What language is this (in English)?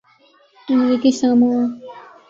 Urdu